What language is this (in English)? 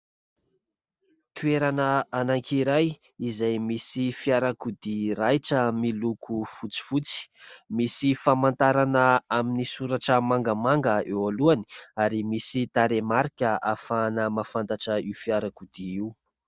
Malagasy